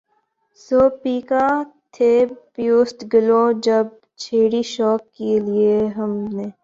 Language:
Urdu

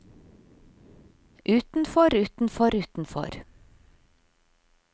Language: Norwegian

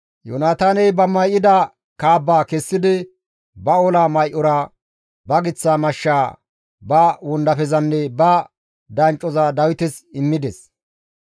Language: Gamo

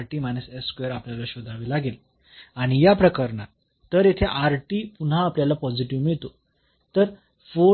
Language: Marathi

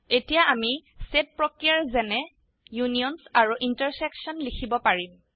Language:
Assamese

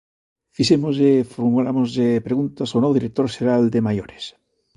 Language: Galician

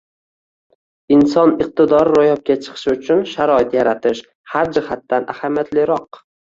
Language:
Uzbek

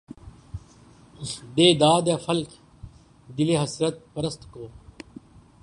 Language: Urdu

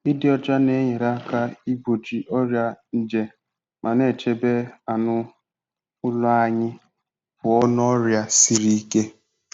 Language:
Igbo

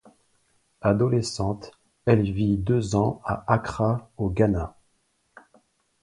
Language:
French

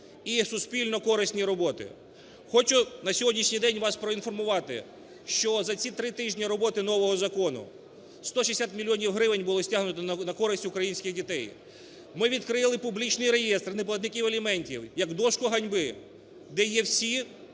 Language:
Ukrainian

